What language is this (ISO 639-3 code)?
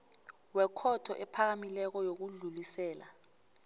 nbl